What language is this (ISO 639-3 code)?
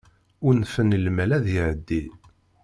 kab